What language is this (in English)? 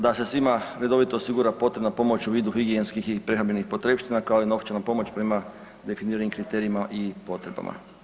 Croatian